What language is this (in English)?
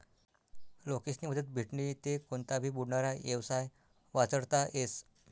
Marathi